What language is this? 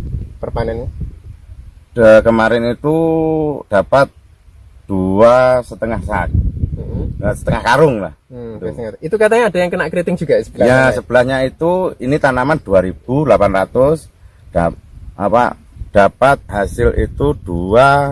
Indonesian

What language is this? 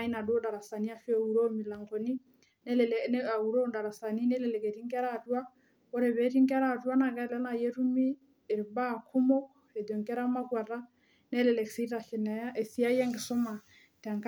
Masai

